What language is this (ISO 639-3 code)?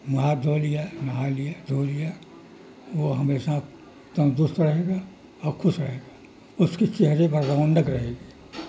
urd